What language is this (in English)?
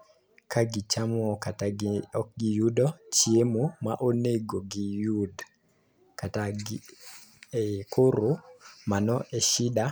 Luo (Kenya and Tanzania)